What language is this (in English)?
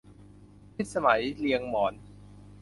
Thai